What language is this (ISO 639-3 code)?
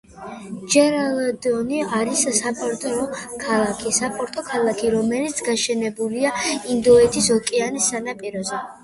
kat